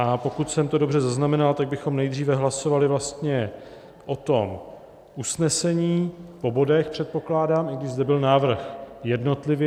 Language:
Czech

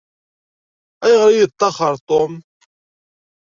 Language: Kabyle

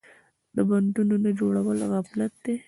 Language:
Pashto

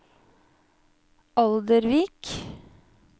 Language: Norwegian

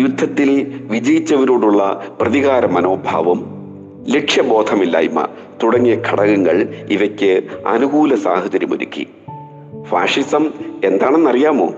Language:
Malayalam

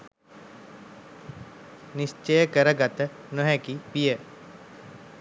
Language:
Sinhala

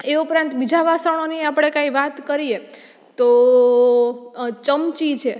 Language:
Gujarati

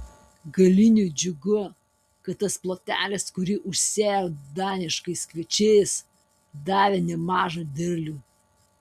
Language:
Lithuanian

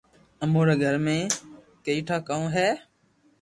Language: Loarki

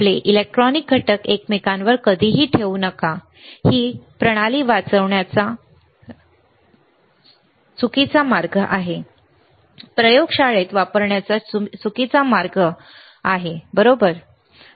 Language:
Marathi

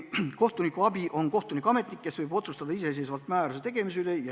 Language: Estonian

